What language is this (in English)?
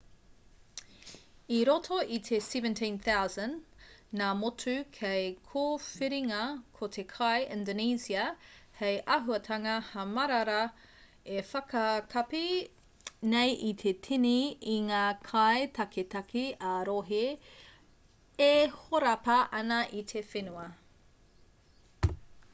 Māori